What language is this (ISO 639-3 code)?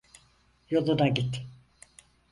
tur